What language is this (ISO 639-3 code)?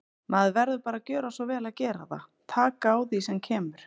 isl